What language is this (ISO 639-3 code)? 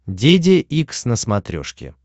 rus